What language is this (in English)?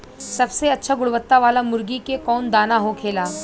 Bhojpuri